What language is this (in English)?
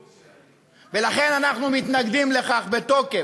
Hebrew